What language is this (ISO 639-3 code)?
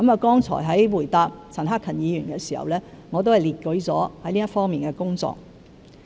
yue